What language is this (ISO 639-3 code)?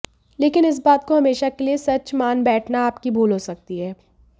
hin